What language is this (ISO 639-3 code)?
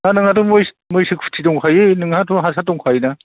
brx